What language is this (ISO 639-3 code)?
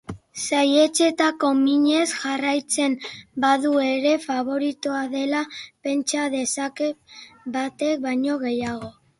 eus